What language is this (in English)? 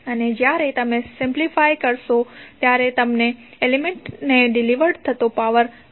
Gujarati